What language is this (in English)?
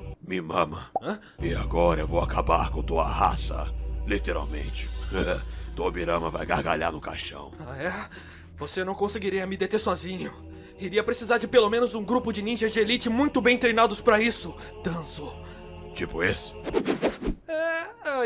Portuguese